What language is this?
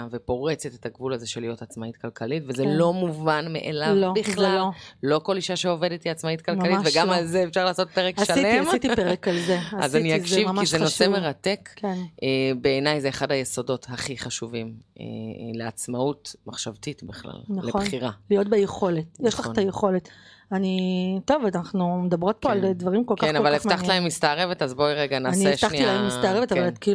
Hebrew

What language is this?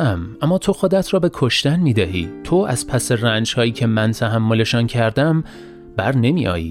Persian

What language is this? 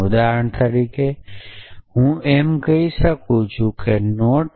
Gujarati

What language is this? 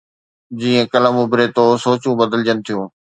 Sindhi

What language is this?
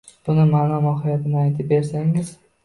Uzbek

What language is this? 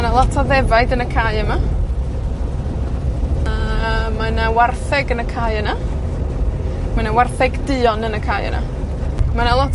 Welsh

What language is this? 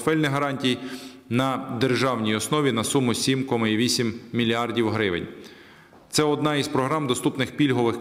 Ukrainian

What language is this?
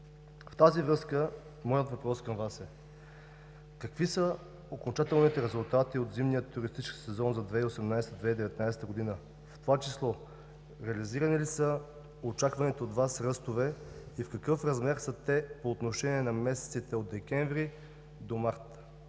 Bulgarian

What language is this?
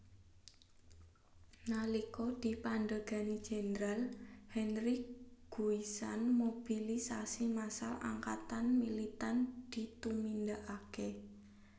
Javanese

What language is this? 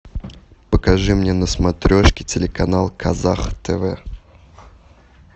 Russian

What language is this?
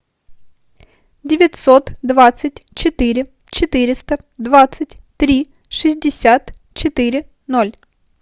Russian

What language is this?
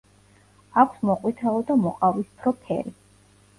Georgian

